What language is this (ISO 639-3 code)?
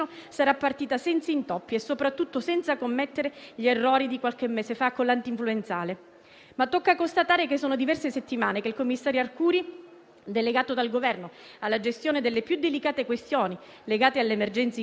ita